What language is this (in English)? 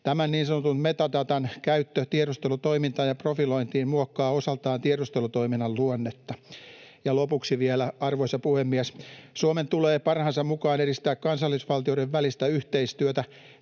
Finnish